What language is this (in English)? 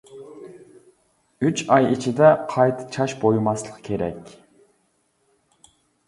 Uyghur